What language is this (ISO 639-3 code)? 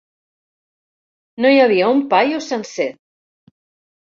cat